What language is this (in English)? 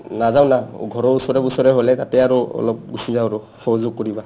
Assamese